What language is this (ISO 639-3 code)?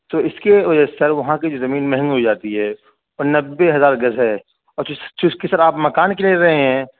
urd